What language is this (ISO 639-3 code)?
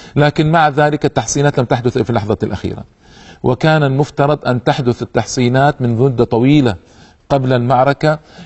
ara